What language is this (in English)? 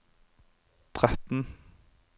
Norwegian